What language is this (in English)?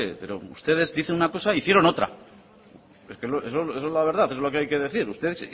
Spanish